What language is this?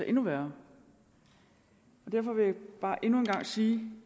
Danish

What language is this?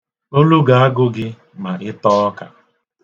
Igbo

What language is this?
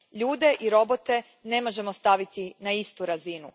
Croatian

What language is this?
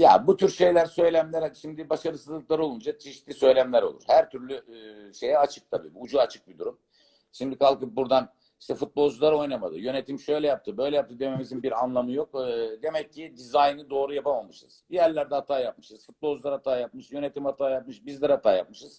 Turkish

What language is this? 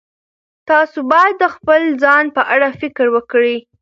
Pashto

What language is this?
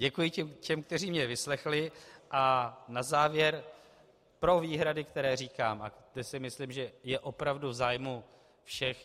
Czech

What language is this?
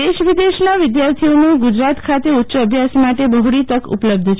Gujarati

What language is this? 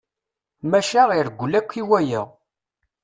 Kabyle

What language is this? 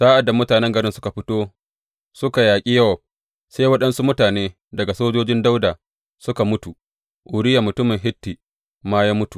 Hausa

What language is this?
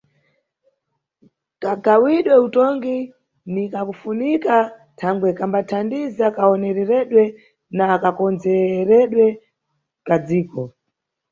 Nyungwe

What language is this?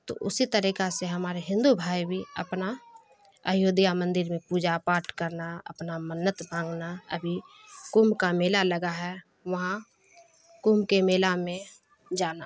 Urdu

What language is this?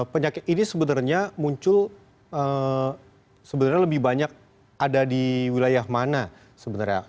Indonesian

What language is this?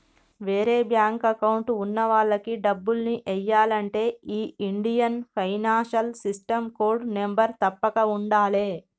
Telugu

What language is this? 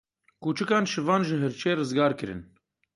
Kurdish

